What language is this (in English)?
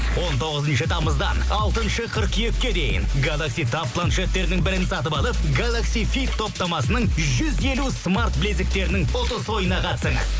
Kazakh